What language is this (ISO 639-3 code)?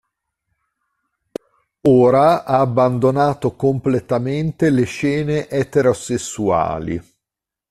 ita